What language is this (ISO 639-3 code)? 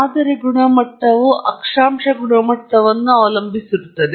kan